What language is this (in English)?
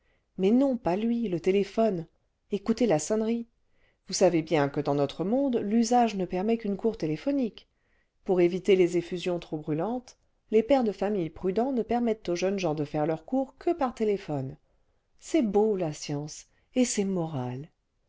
French